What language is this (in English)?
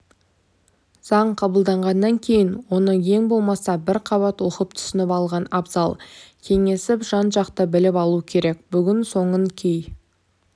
Kazakh